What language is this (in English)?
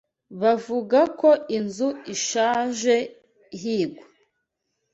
Kinyarwanda